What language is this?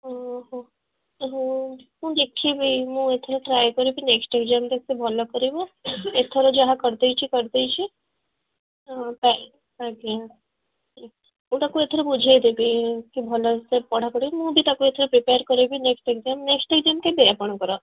Odia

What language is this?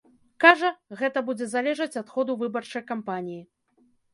Belarusian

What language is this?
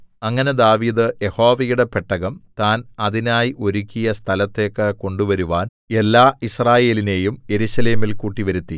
Malayalam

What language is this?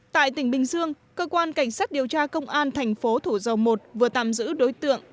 Vietnamese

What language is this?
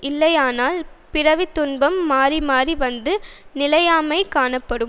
Tamil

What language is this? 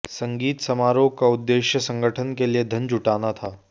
Hindi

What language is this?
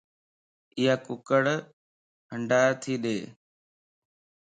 Lasi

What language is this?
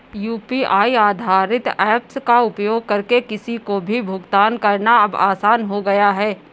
Hindi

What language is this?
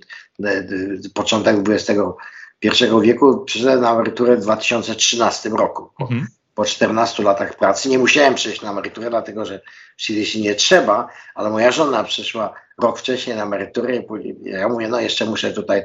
Polish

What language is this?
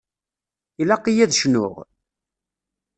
Kabyle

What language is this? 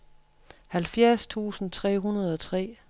Danish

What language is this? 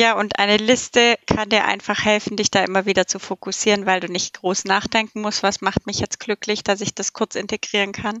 German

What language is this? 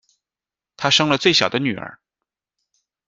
Chinese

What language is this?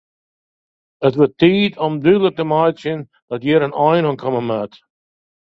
Western Frisian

